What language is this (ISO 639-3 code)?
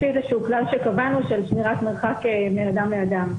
heb